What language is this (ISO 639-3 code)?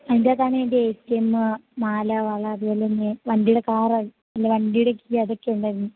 mal